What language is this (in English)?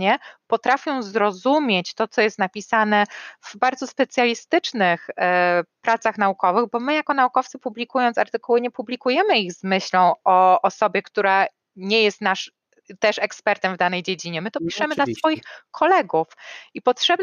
Polish